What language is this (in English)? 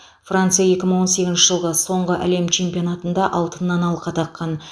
Kazakh